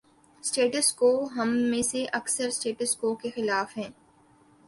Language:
Urdu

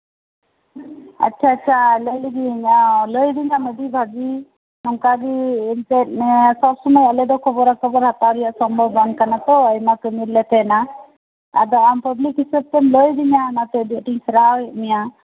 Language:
Santali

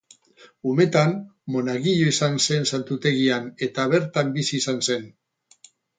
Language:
Basque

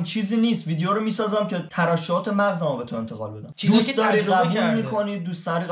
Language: Persian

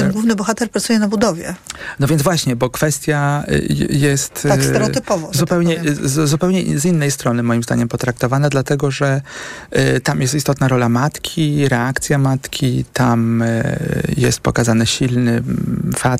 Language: Polish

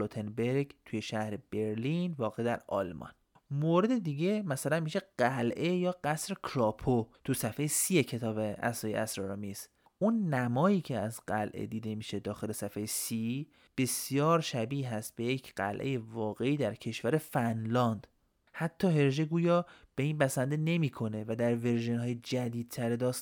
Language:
Persian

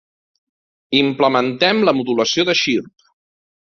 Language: Catalan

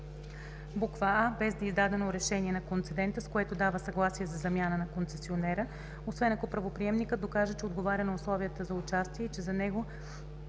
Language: Bulgarian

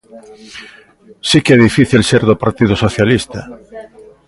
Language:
Galician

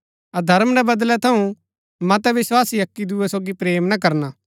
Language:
Gaddi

